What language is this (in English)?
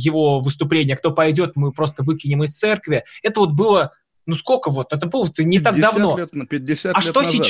Russian